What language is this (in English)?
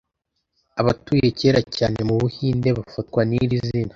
Kinyarwanda